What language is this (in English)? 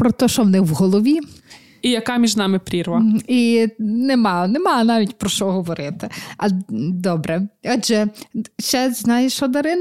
Ukrainian